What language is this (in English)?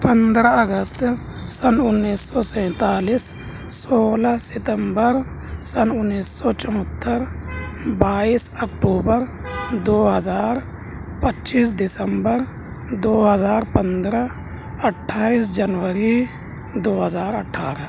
Urdu